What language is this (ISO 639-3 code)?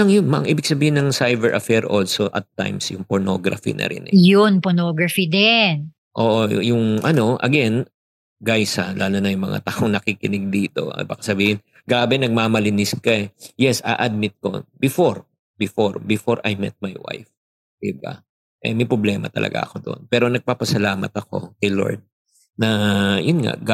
fil